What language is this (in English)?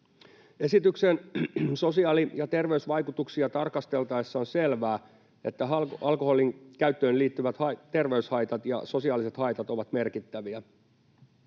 Finnish